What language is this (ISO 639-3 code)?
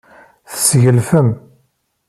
kab